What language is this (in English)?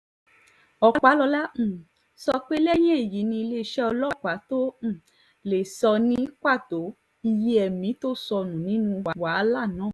Yoruba